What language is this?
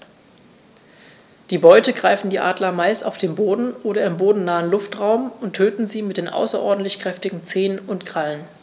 German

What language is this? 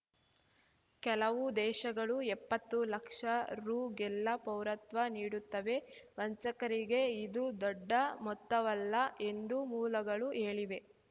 Kannada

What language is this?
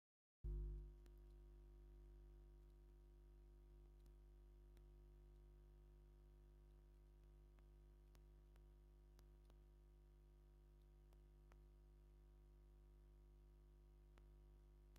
Tigrinya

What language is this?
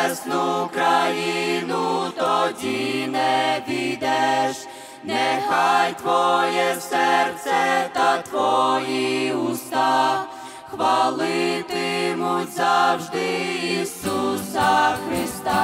Ukrainian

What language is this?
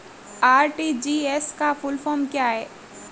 Hindi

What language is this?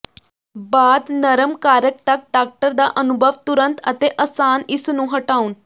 Punjabi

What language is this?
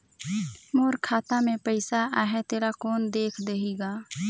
Chhattisgarhi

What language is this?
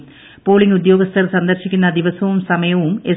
Malayalam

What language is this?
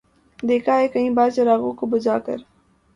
Urdu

